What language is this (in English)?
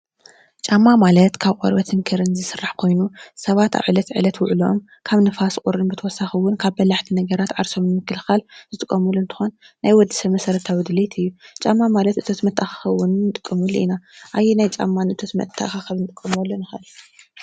Tigrinya